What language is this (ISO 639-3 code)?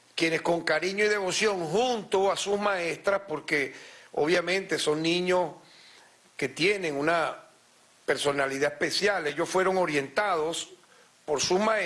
spa